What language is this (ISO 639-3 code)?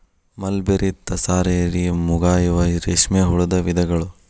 kan